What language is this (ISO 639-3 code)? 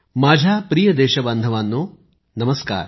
mar